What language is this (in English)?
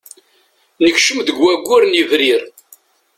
Kabyle